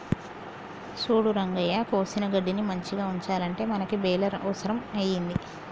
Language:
Telugu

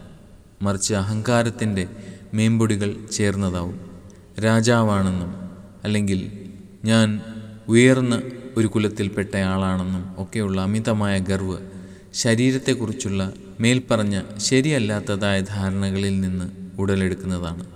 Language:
Malayalam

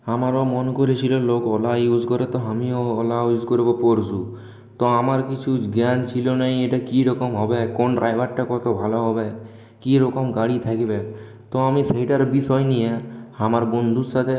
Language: Bangla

